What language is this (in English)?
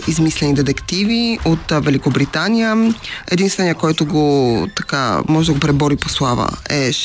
Bulgarian